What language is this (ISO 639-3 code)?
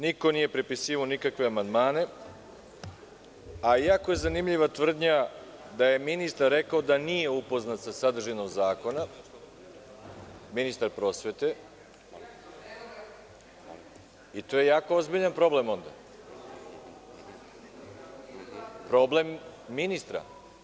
srp